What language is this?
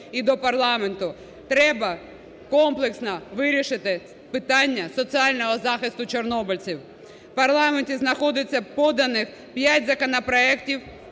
Ukrainian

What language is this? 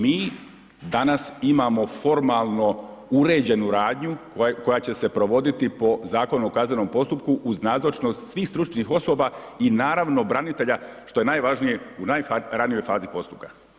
Croatian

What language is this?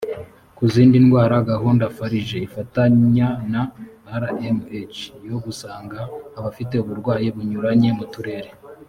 Kinyarwanda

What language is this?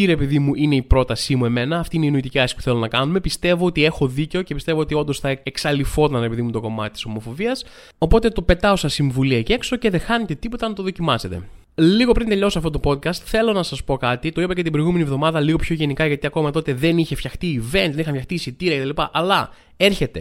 Greek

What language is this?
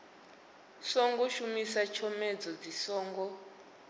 Venda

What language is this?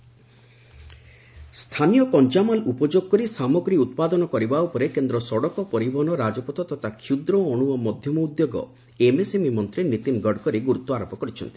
Odia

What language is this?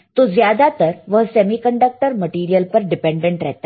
Hindi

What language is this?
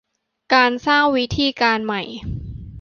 Thai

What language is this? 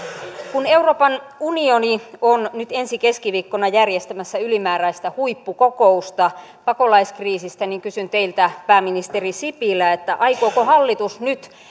Finnish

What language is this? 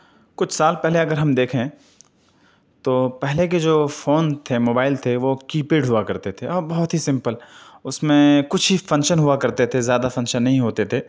Urdu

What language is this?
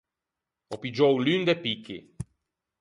Ligurian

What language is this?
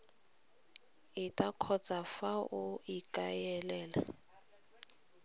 Tswana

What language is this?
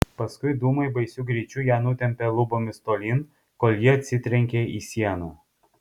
Lithuanian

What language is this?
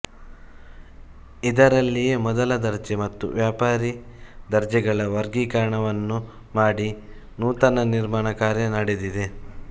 Kannada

